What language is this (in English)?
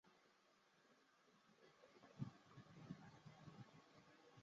Chinese